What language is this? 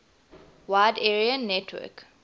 English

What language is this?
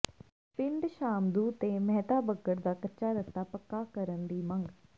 Punjabi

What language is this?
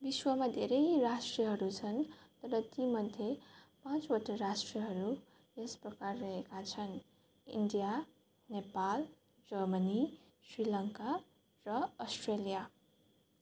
Nepali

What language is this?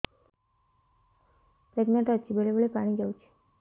Odia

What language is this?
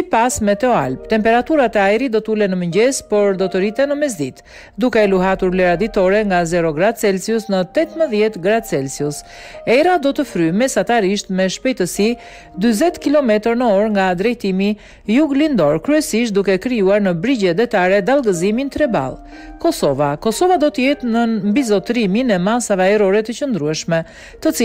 Romanian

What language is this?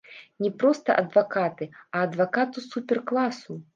Belarusian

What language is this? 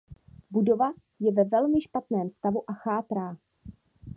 Czech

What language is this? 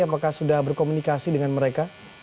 Indonesian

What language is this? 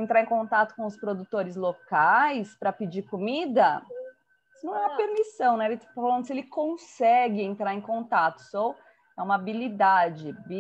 Portuguese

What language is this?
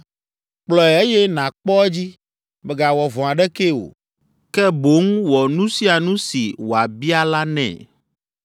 Ewe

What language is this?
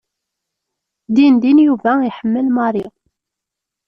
Kabyle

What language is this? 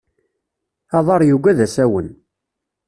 Kabyle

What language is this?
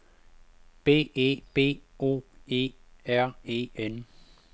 Danish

